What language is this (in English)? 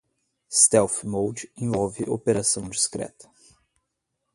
Portuguese